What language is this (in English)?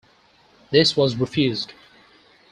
English